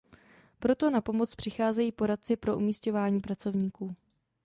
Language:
Czech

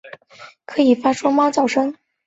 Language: Chinese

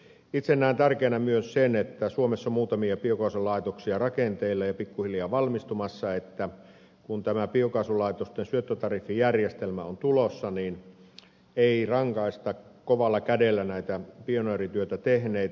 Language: Finnish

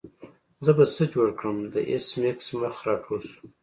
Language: Pashto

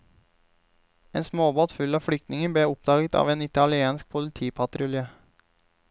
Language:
Norwegian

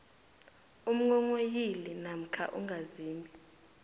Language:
South Ndebele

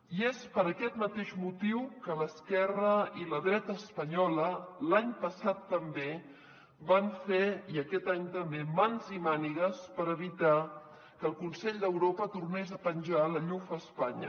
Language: Catalan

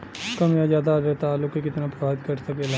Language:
Bhojpuri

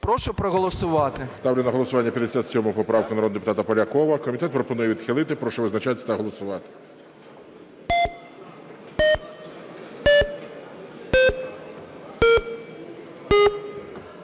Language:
Ukrainian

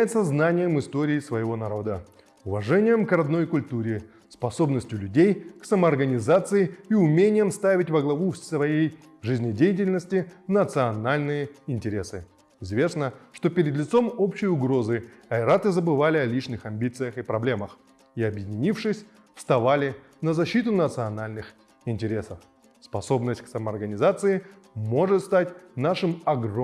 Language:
Russian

